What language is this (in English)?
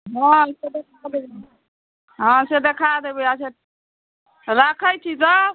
Maithili